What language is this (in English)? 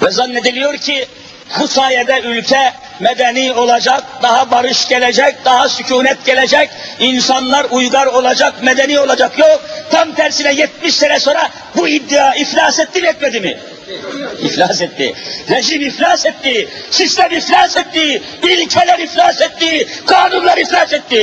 Turkish